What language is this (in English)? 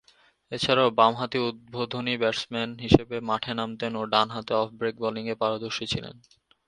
Bangla